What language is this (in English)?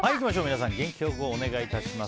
Japanese